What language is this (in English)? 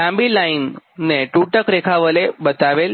Gujarati